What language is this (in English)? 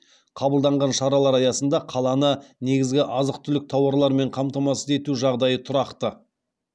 Kazakh